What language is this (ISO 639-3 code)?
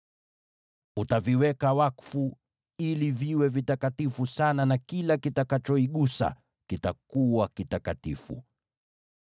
swa